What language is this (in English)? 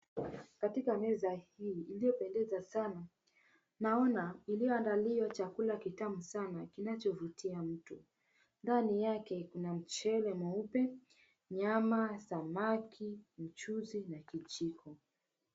Swahili